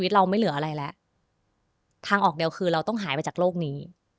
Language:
Thai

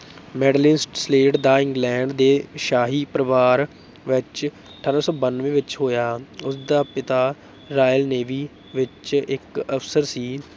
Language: Punjabi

